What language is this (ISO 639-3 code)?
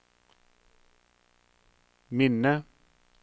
nor